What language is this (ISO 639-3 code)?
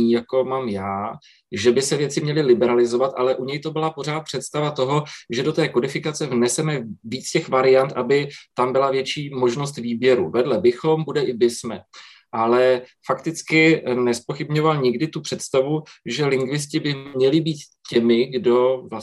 ces